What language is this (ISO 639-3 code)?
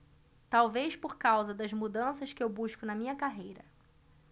por